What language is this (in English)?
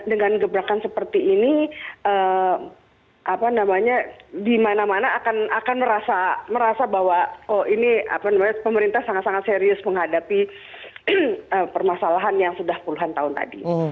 Indonesian